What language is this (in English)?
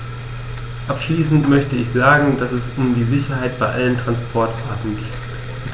German